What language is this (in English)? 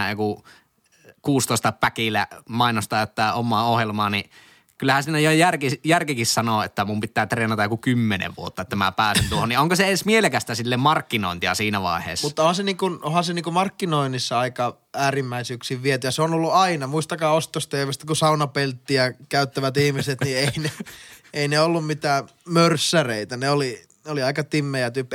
Finnish